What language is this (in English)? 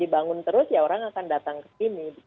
Indonesian